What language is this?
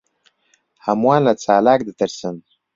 Central Kurdish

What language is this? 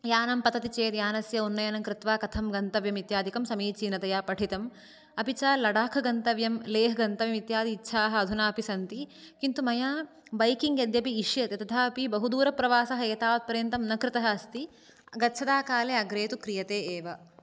Sanskrit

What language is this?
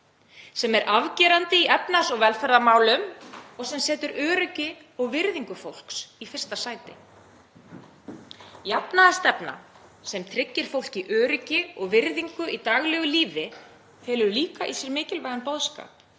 Icelandic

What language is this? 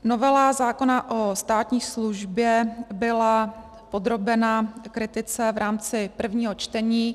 Czech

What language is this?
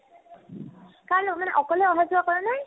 Assamese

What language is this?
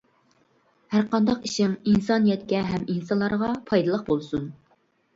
Uyghur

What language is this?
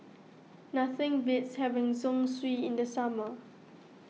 English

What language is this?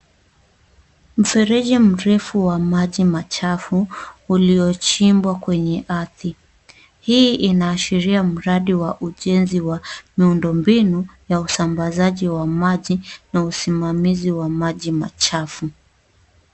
Swahili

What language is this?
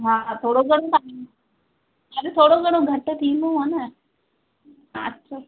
Sindhi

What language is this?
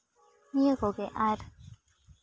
Santali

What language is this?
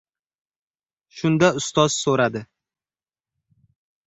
Uzbek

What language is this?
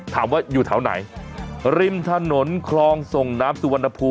Thai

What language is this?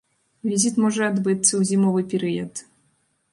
Belarusian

